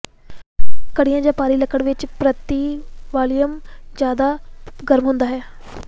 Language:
Punjabi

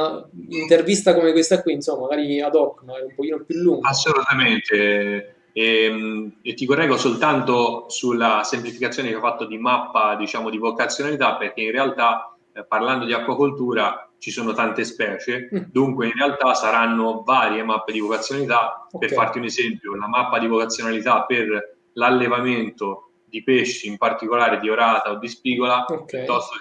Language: Italian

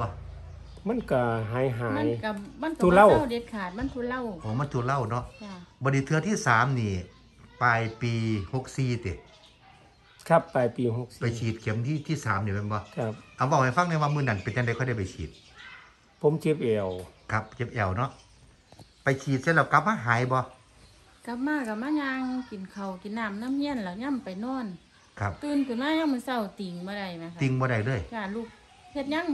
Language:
Thai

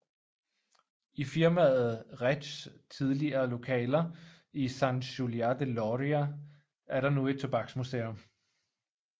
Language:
Danish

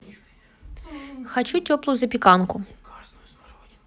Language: Russian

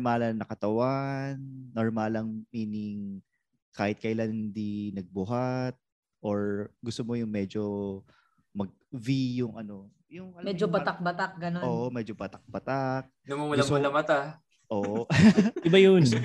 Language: Filipino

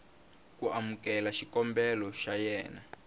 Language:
Tsonga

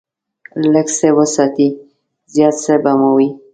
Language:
Pashto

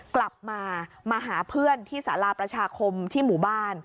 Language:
Thai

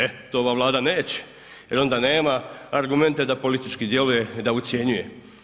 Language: Croatian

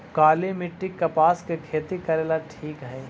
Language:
Magahi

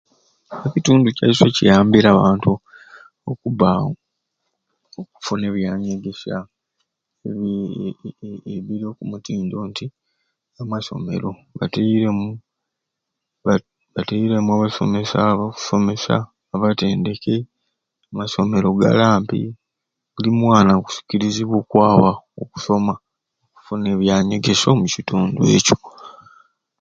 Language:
Ruuli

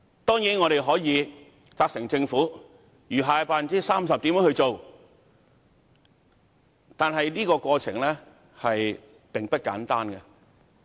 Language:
Cantonese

